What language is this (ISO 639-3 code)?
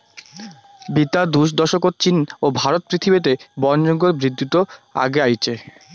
ben